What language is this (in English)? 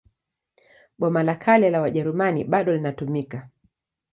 Swahili